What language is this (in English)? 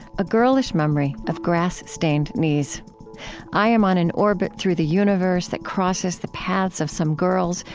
English